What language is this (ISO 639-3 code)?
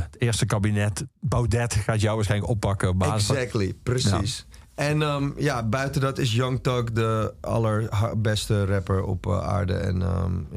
nld